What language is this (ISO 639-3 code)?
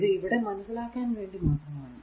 mal